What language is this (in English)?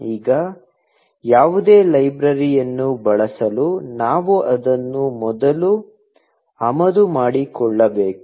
Kannada